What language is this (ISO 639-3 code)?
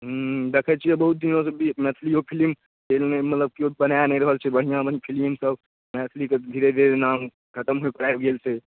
mai